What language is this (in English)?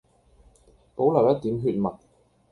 Cantonese